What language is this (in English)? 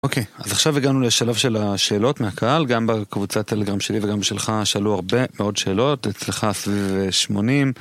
Hebrew